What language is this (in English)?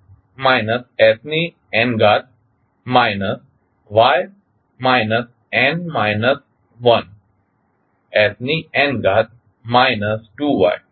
Gujarati